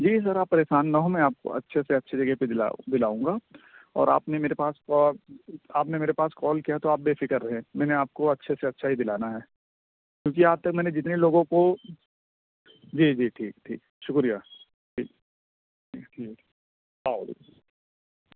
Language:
Urdu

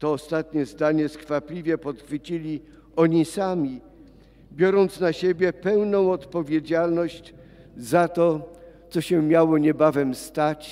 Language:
Polish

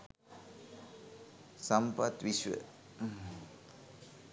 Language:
Sinhala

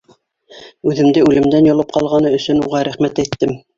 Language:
Bashkir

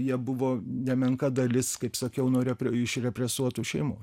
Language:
Lithuanian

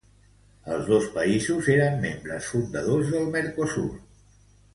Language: Catalan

